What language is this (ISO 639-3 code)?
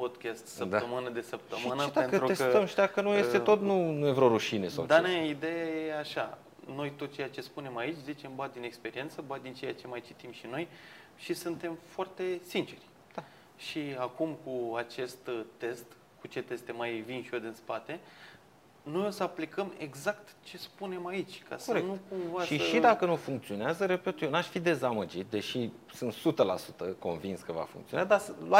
ron